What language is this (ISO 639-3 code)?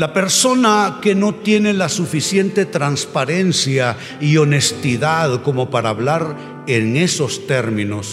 spa